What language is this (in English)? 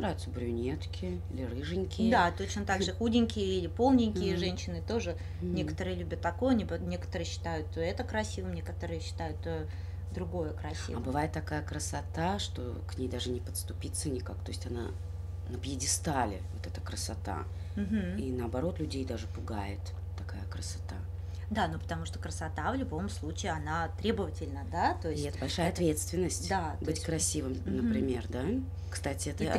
Russian